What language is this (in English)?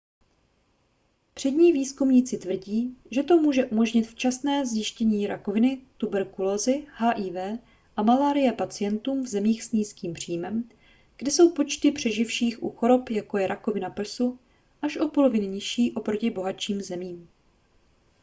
Czech